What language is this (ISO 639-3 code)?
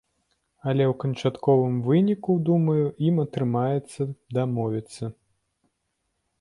bel